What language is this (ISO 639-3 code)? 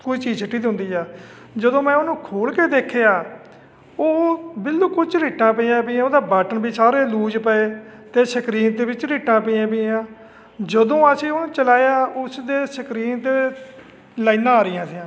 pan